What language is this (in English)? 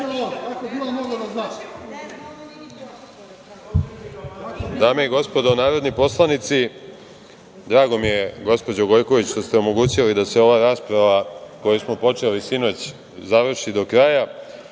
Serbian